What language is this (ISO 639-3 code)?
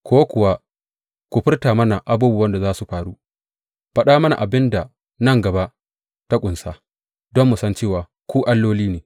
hau